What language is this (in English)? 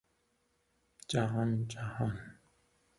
Persian